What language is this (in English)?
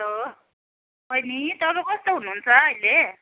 Nepali